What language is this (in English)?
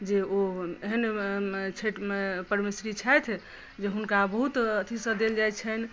Maithili